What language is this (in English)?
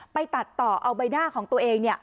Thai